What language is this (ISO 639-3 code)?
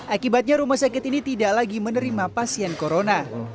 ind